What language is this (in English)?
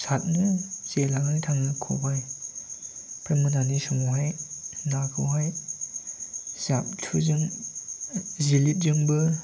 Bodo